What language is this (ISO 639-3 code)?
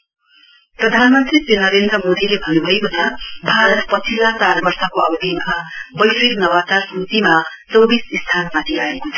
nep